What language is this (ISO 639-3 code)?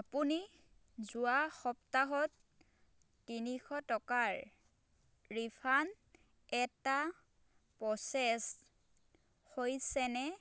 asm